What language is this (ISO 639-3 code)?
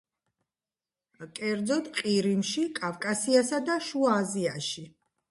kat